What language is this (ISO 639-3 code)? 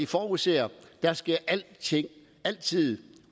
dan